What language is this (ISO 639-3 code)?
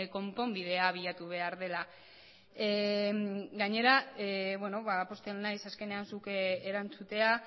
eus